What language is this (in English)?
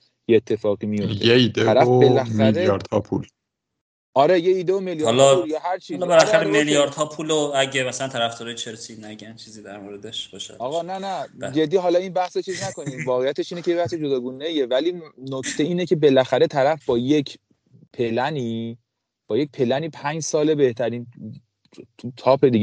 Persian